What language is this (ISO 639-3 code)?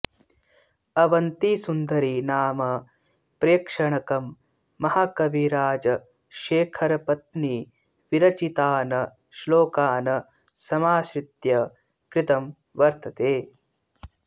san